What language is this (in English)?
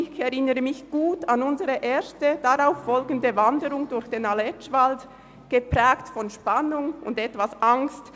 Swiss German